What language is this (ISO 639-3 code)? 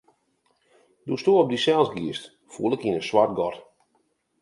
fry